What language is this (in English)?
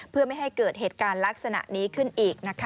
Thai